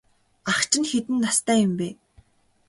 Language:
Mongolian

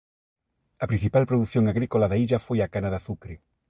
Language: Galician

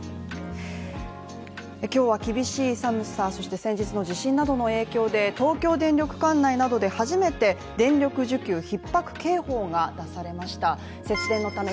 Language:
Japanese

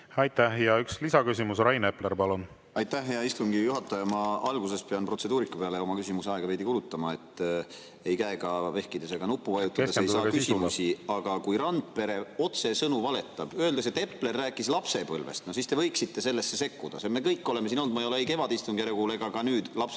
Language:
Estonian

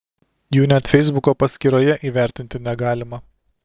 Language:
Lithuanian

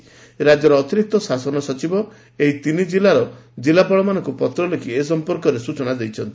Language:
Odia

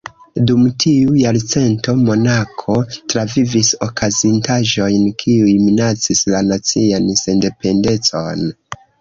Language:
Esperanto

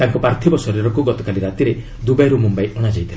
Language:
Odia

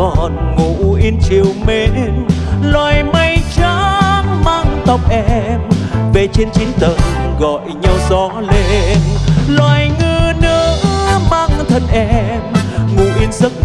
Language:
Vietnamese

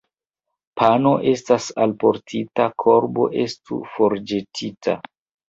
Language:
Esperanto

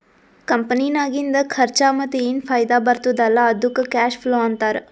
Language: Kannada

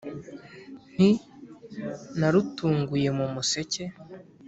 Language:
Kinyarwanda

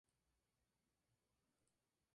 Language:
Spanish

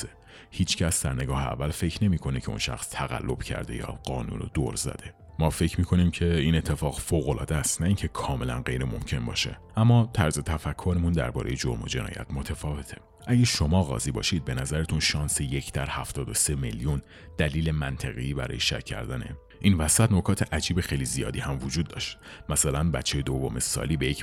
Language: Persian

